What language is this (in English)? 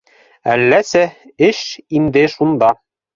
Bashkir